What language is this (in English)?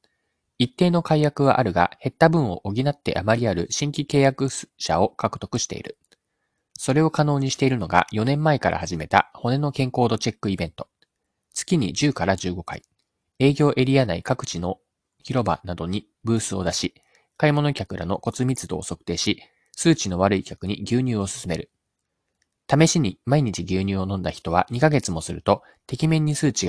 Japanese